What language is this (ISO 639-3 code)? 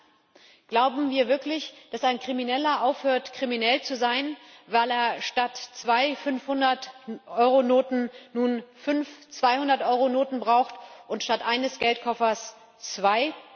deu